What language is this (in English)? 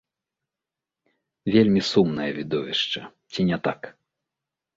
Belarusian